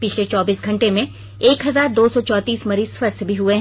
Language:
Hindi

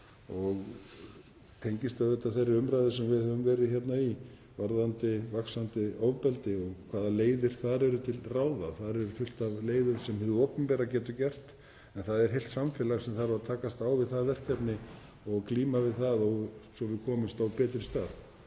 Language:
Icelandic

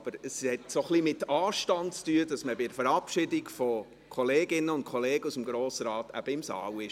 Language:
Swiss German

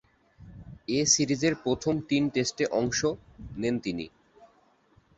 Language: Bangla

